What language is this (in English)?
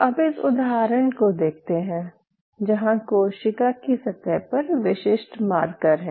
Hindi